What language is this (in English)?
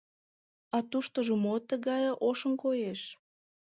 Mari